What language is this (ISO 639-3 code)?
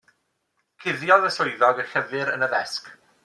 cym